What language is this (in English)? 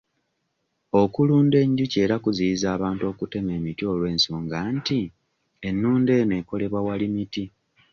Ganda